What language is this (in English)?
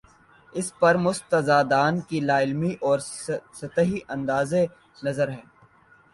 Urdu